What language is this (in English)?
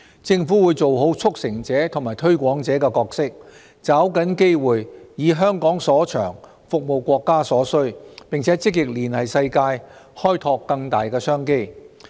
Cantonese